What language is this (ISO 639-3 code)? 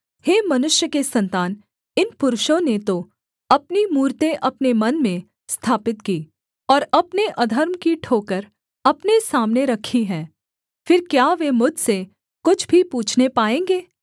hin